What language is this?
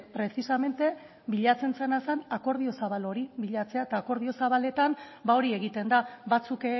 Basque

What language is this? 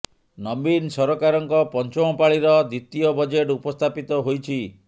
Odia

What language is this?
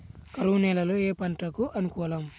Telugu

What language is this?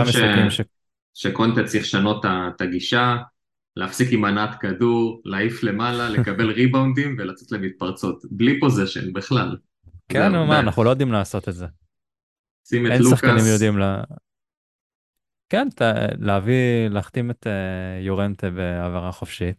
Hebrew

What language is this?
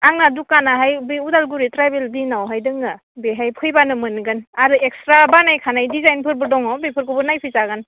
Bodo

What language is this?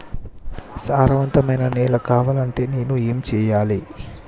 Telugu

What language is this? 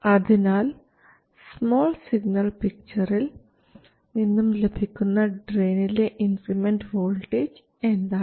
Malayalam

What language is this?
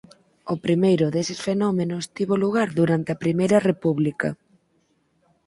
Galician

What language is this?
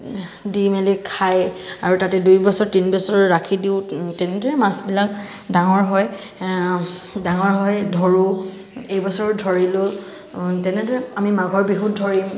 Assamese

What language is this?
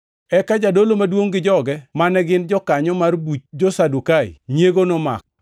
Luo (Kenya and Tanzania)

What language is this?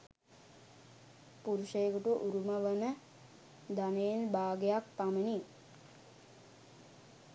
Sinhala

